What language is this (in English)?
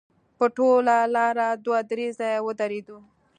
Pashto